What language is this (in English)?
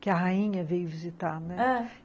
Portuguese